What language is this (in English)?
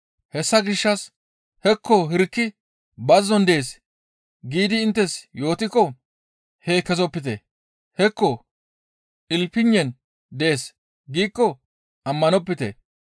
Gamo